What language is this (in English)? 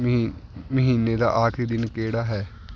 Punjabi